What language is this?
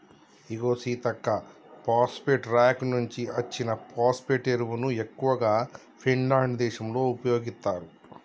Telugu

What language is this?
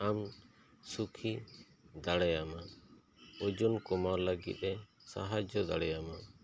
Santali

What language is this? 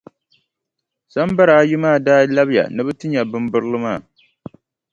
Dagbani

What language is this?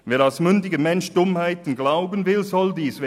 Swiss German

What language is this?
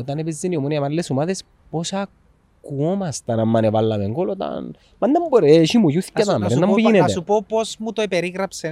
Greek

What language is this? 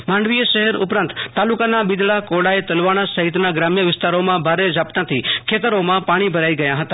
Gujarati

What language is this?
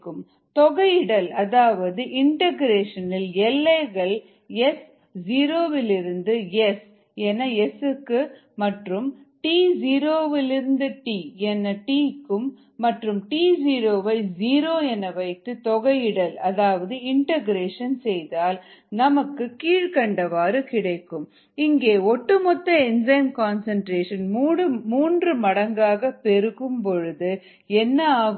Tamil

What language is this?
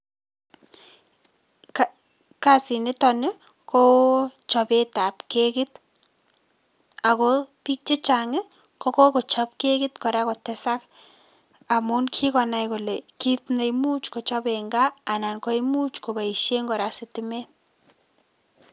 Kalenjin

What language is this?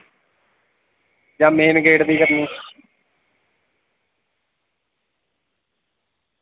Dogri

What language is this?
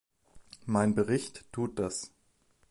German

